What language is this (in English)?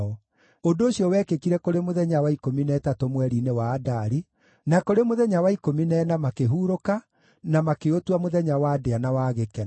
Kikuyu